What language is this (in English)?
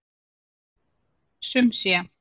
Icelandic